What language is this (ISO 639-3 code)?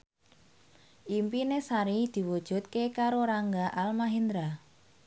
jav